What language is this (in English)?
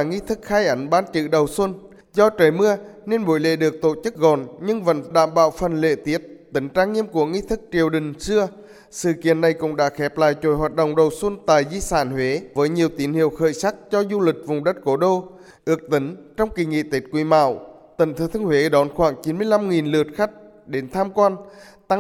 Vietnamese